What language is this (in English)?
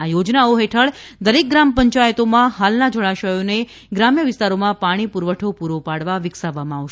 Gujarati